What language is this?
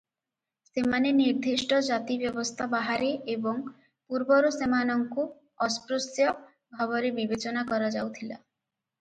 Odia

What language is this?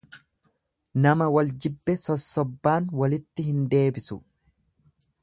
Oromo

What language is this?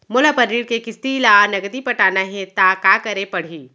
Chhattisgarhi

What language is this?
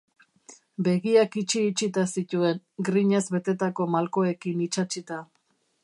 Basque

